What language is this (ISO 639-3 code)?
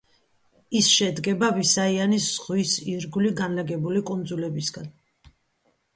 kat